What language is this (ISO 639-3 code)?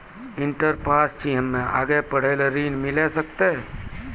mai